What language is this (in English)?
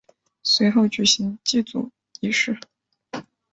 Chinese